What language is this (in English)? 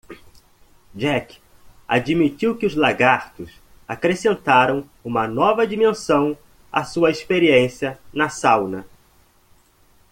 Portuguese